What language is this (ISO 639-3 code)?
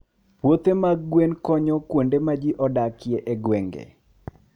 luo